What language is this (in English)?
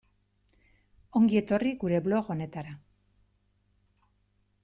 Basque